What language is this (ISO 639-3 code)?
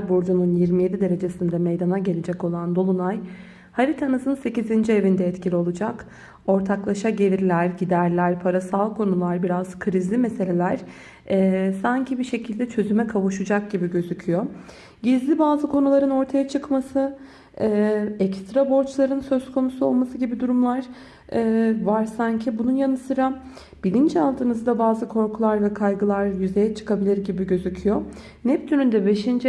tur